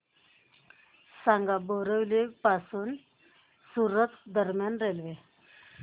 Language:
Marathi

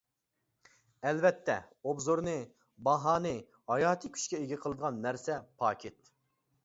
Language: Uyghur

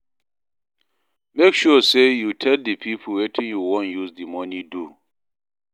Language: Nigerian Pidgin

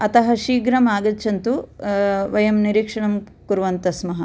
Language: Sanskrit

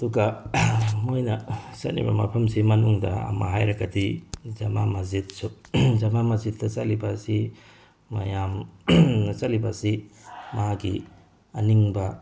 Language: Manipuri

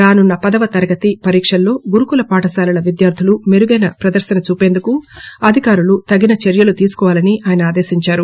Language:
Telugu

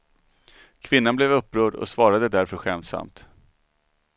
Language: Swedish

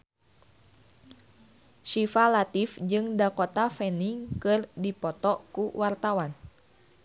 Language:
Sundanese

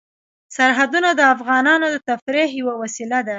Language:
Pashto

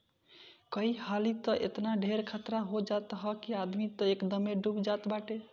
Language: Bhojpuri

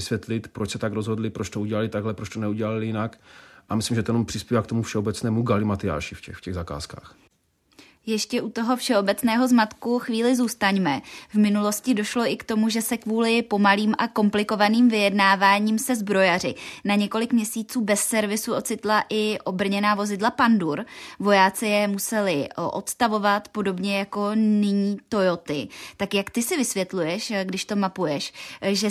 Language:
Czech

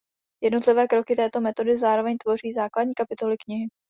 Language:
Czech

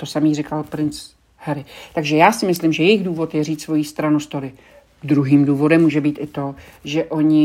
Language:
Czech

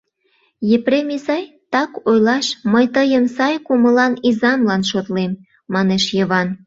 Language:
Mari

